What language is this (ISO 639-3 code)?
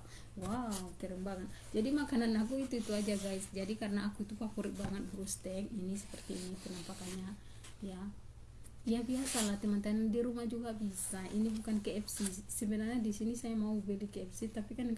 ind